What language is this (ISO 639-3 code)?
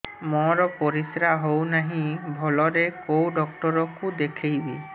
ori